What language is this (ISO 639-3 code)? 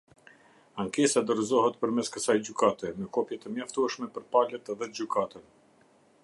sqi